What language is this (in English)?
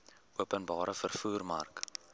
Afrikaans